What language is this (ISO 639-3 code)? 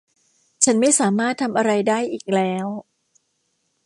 tha